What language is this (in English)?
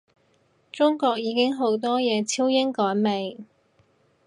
Cantonese